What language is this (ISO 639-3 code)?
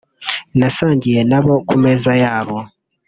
kin